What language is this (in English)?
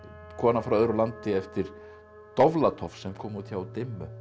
Icelandic